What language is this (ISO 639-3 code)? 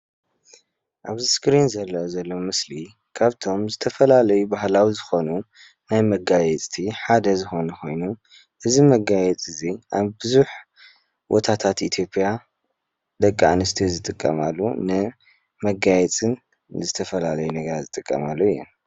tir